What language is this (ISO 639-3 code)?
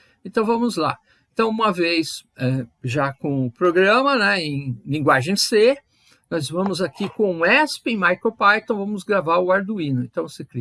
por